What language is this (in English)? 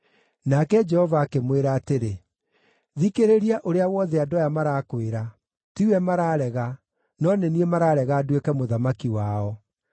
Kikuyu